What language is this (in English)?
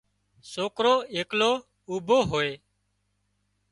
Wadiyara Koli